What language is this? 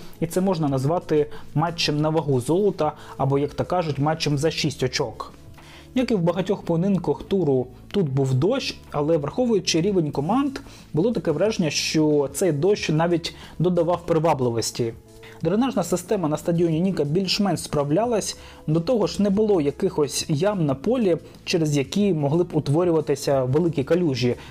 Ukrainian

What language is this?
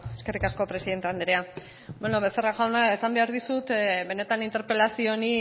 Basque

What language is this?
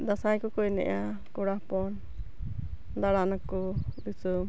Santali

